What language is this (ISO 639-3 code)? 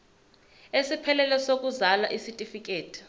zul